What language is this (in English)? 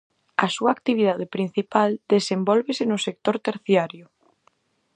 Galician